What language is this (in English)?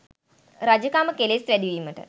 Sinhala